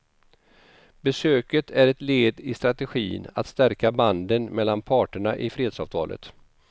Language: Swedish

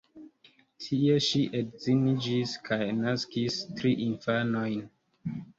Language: Esperanto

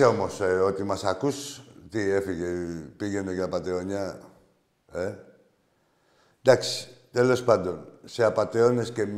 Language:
Greek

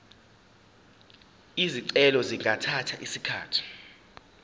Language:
Zulu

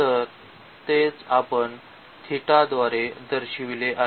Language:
Marathi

